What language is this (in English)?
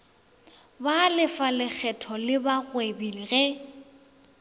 Northern Sotho